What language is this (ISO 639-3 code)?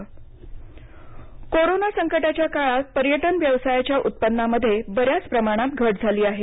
mar